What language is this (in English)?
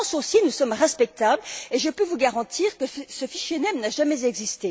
French